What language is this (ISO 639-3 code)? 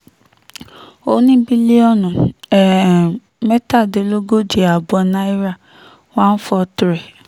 yor